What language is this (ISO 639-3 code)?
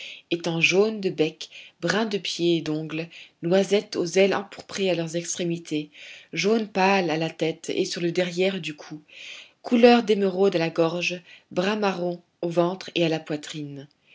fra